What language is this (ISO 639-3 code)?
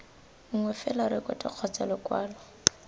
tsn